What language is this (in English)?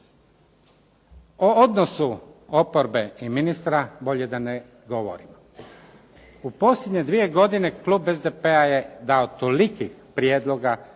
Croatian